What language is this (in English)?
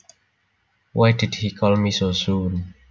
Javanese